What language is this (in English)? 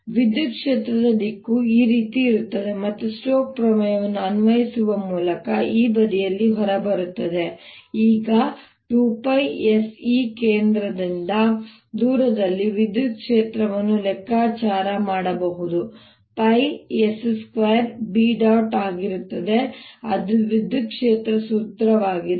Kannada